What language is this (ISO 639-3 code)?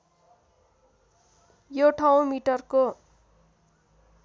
nep